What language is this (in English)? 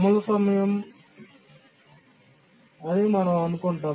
Telugu